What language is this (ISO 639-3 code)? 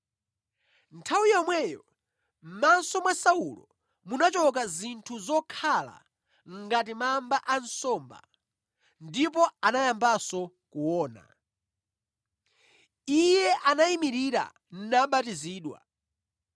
nya